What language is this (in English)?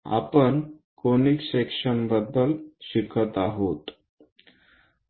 Marathi